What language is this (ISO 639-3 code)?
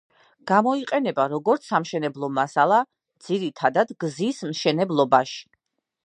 kat